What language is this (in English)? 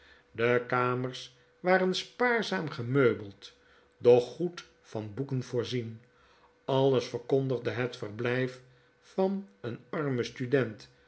Dutch